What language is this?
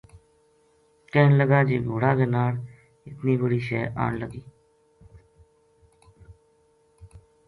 Gujari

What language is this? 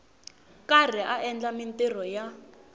Tsonga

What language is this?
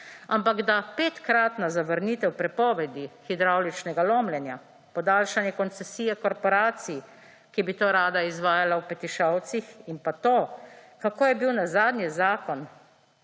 Slovenian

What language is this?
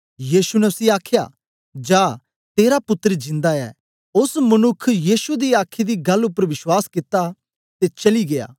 Dogri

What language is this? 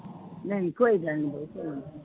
Punjabi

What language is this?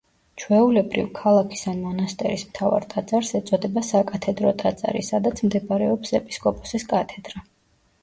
Georgian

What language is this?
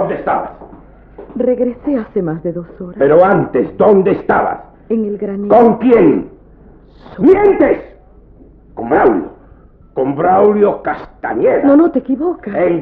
Spanish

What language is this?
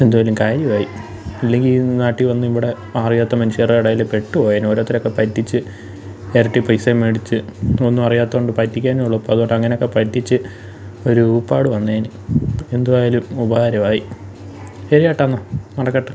Malayalam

